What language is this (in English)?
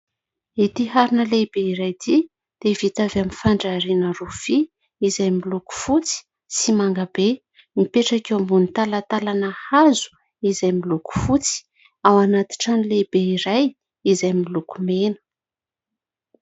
Malagasy